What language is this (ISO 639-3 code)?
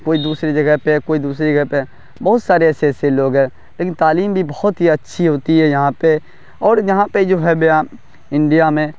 urd